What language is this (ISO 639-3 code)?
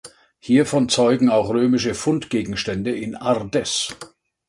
deu